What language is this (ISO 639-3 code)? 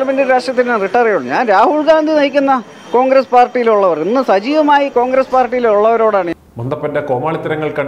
mal